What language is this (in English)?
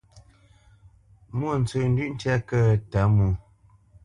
Bamenyam